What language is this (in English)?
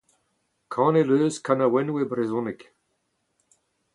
Breton